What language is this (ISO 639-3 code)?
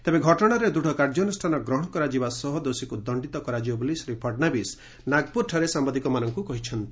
ori